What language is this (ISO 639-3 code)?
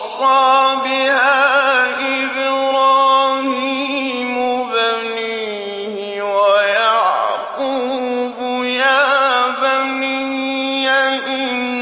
ara